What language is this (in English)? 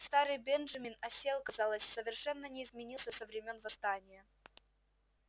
Russian